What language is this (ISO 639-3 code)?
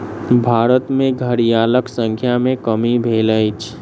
mai